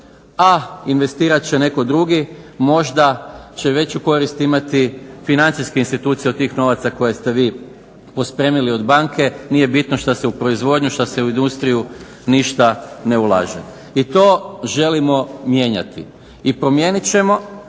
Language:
Croatian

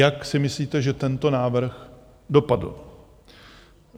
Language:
Czech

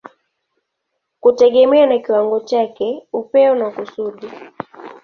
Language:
Swahili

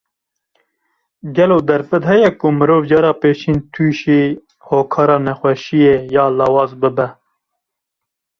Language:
Kurdish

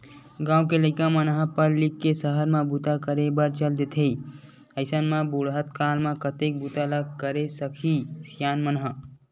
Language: Chhattisgarhi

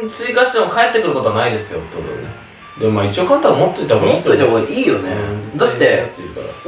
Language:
Japanese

